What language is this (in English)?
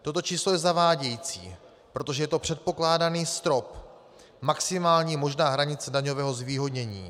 Czech